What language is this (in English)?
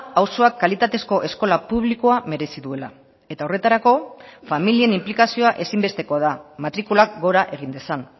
Basque